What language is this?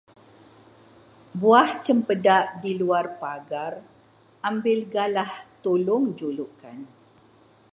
Malay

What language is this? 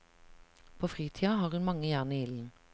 Norwegian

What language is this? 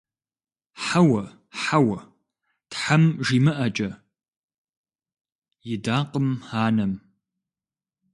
Kabardian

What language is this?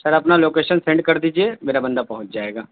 Urdu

